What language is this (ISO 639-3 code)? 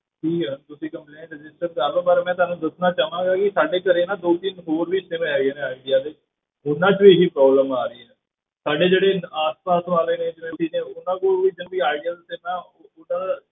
pan